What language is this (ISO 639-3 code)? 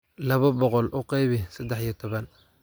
som